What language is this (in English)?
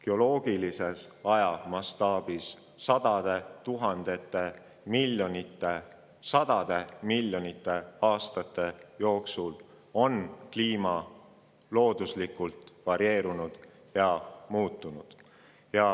Estonian